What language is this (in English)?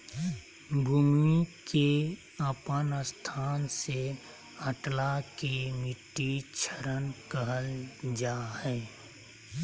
Magahi